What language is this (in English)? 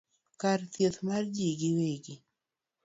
Luo (Kenya and Tanzania)